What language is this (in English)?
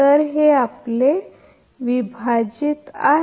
Marathi